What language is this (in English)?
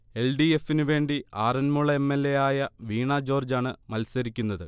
Malayalam